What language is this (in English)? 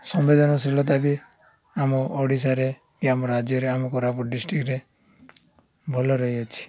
Odia